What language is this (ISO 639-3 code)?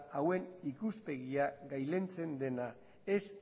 eus